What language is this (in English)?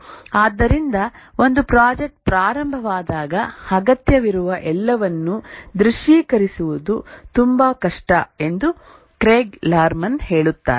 Kannada